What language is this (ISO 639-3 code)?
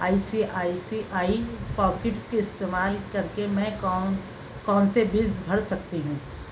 urd